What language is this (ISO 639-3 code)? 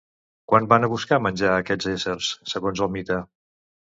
cat